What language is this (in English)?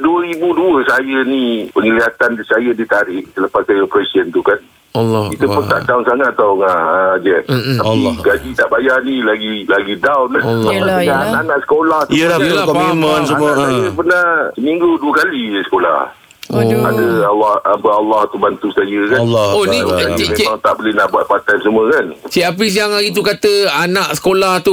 Malay